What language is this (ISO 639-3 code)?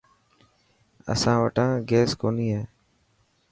mki